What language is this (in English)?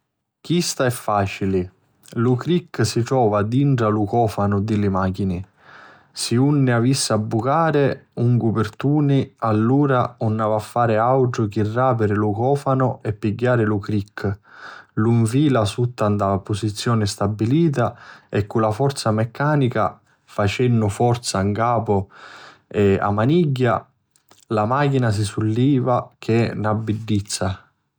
Sicilian